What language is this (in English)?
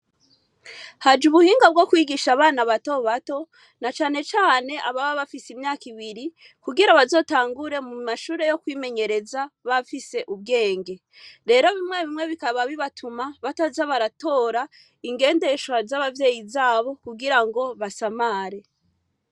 Rundi